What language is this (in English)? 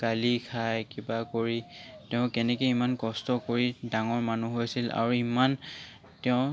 Assamese